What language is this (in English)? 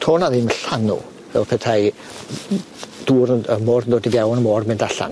Welsh